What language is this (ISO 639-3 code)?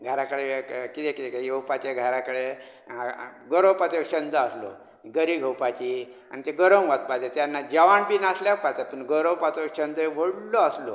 kok